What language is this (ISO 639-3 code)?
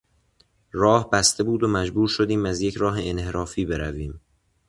fas